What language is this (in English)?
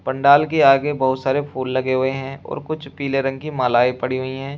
Hindi